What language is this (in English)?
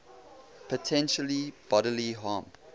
English